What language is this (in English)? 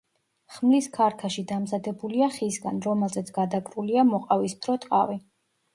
Georgian